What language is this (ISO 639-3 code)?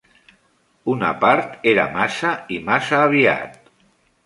cat